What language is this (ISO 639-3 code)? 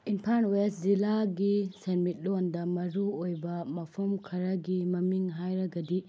mni